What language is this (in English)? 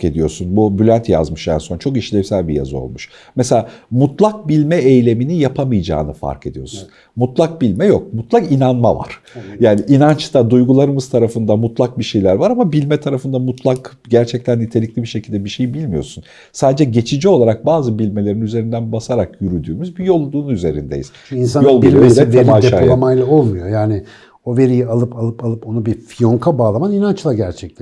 Turkish